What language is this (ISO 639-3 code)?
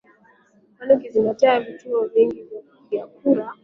swa